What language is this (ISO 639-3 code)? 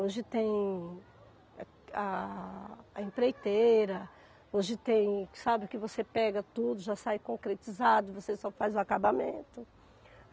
por